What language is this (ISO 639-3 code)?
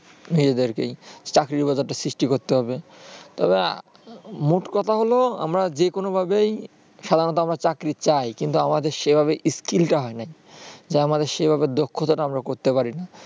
ben